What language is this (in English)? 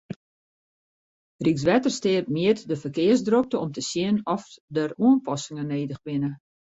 Western Frisian